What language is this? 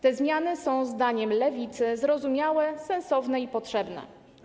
Polish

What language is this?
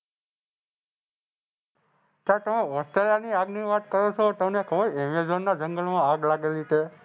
Gujarati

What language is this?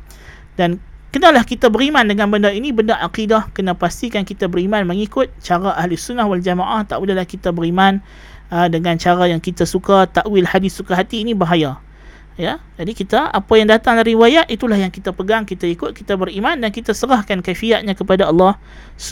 Malay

